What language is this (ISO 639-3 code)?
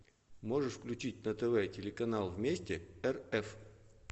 rus